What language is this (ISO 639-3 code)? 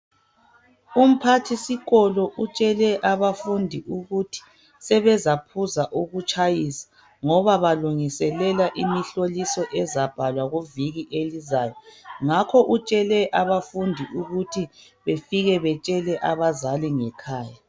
nde